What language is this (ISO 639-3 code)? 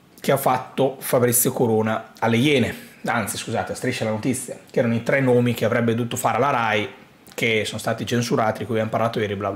ita